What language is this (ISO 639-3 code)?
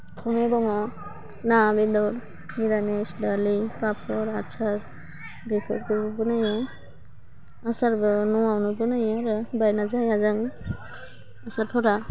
brx